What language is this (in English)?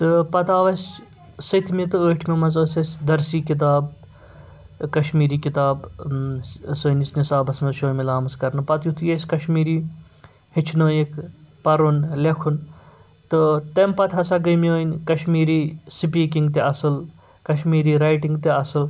Kashmiri